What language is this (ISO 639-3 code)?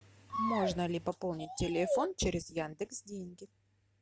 rus